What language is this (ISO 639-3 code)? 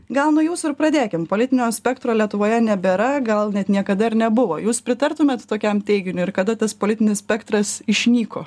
lit